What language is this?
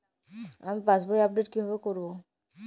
Bangla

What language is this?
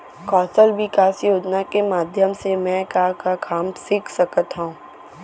Chhattisgarhi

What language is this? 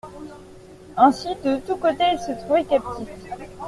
French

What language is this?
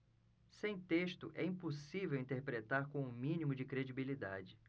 Portuguese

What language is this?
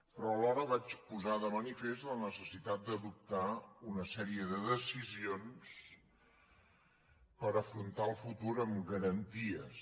Catalan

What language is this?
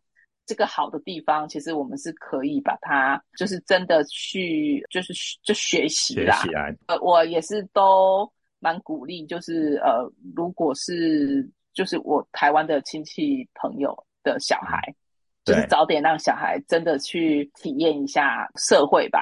Chinese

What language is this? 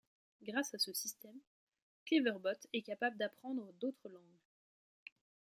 French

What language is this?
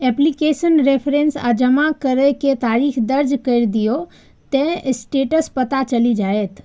Maithili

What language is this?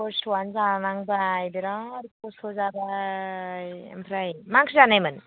Bodo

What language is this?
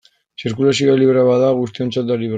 Basque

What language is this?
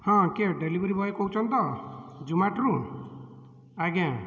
Odia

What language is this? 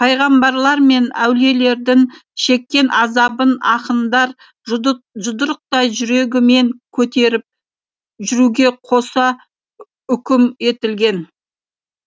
Kazakh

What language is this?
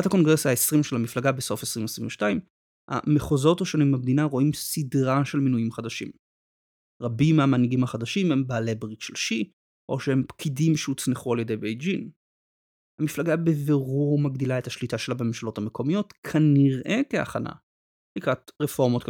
Hebrew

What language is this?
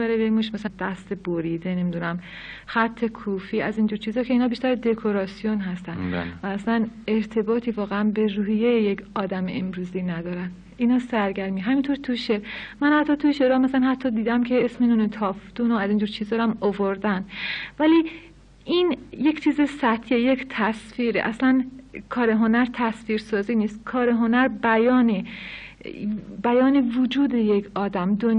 Persian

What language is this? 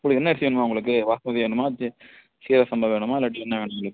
Tamil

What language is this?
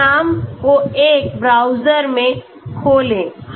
Hindi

